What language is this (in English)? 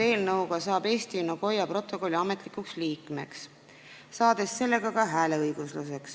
Estonian